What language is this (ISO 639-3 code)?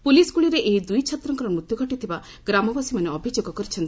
ori